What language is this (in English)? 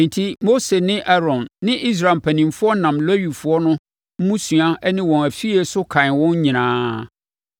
Akan